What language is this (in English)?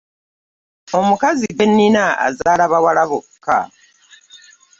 Ganda